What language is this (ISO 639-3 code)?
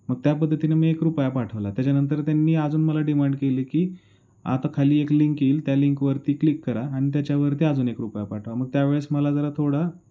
mar